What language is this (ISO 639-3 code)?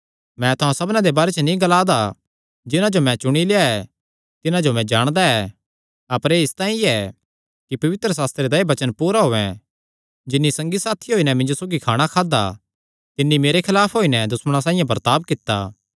xnr